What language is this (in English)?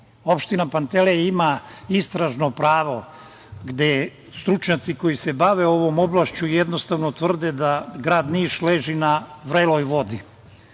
Serbian